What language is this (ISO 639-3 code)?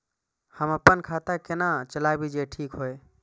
mai